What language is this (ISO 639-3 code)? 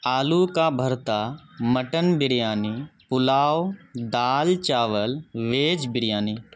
urd